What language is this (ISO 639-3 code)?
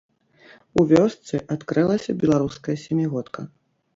bel